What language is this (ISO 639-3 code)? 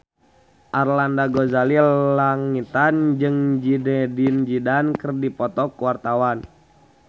sun